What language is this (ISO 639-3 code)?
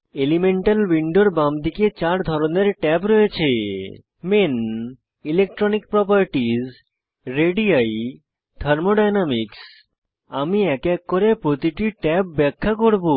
ben